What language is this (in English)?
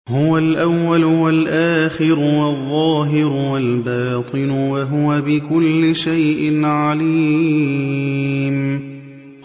Arabic